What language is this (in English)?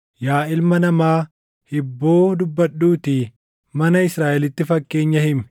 Oromo